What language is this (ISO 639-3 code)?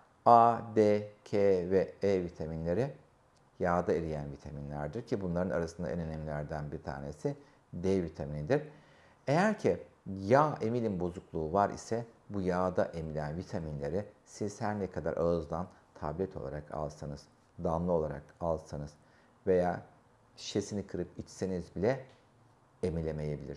tur